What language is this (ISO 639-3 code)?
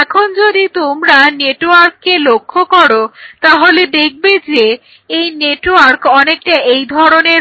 ben